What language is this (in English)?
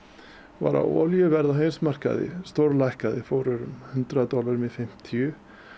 Icelandic